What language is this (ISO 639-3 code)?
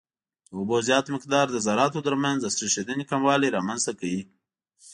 pus